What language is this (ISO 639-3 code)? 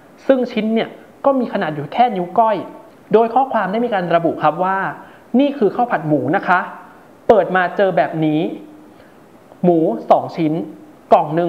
tha